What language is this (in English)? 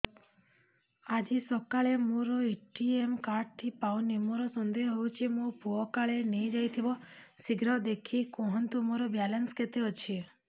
Odia